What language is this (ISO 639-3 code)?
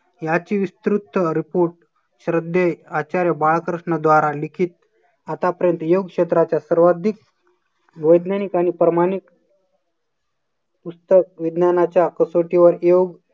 mar